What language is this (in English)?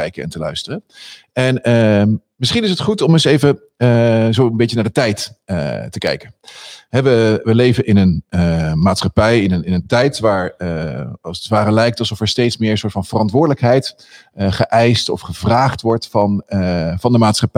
Dutch